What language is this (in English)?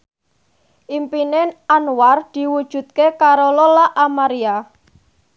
Javanese